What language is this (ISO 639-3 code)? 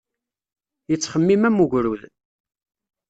kab